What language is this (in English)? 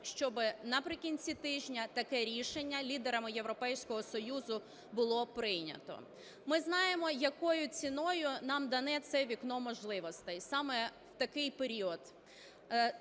Ukrainian